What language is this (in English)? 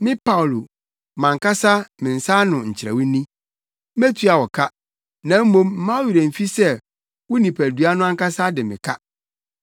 Akan